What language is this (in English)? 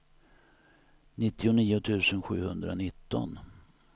Swedish